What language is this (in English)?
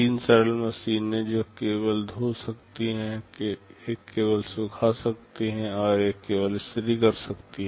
Hindi